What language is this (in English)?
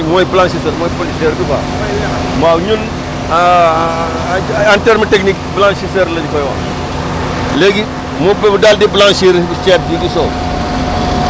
Wolof